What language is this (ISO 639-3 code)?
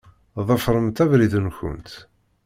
kab